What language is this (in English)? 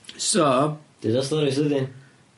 Welsh